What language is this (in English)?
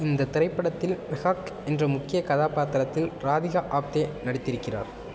Tamil